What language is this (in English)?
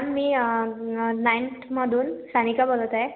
Marathi